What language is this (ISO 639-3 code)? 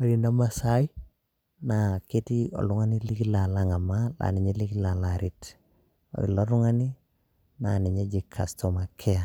mas